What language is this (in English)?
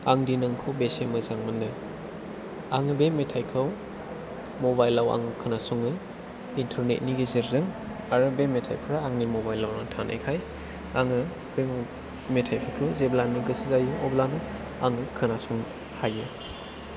Bodo